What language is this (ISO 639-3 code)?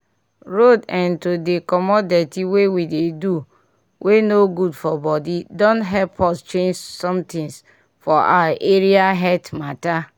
pcm